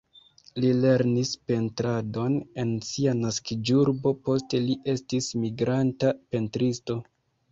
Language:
Esperanto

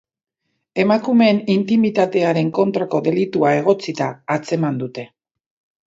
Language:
Basque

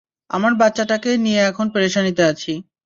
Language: Bangla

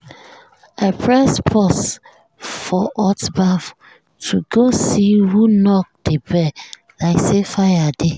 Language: Nigerian Pidgin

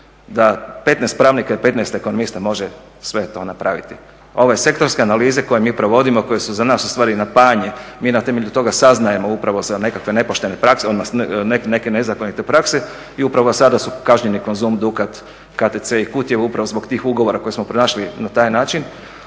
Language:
Croatian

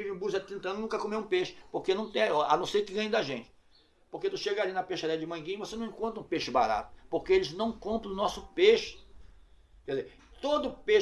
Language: Portuguese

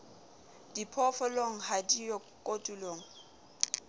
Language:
Southern Sotho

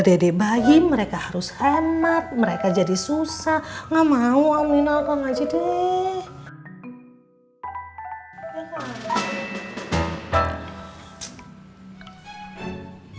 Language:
Indonesian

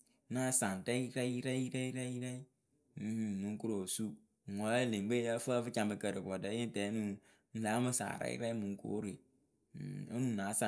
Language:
Akebu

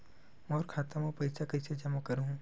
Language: Chhattisgarhi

